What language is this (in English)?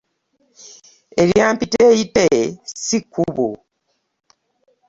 Ganda